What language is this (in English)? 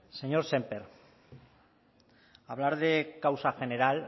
Spanish